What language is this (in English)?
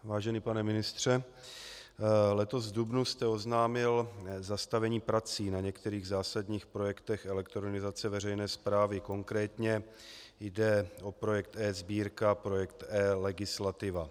Czech